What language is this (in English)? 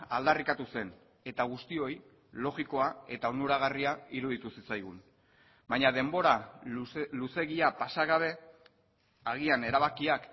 Basque